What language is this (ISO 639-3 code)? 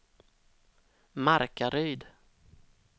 swe